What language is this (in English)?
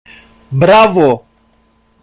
Greek